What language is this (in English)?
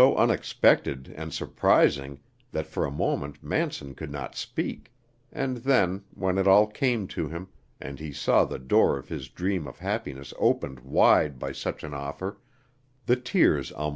English